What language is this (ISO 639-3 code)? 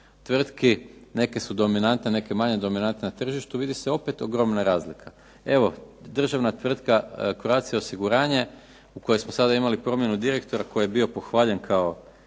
hrv